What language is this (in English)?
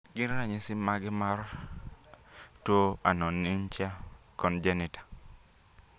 Luo (Kenya and Tanzania)